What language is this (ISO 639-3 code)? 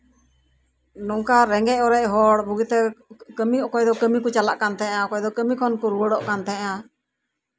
sat